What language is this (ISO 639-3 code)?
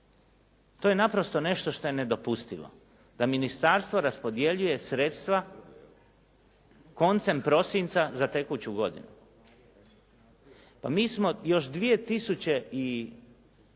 hrv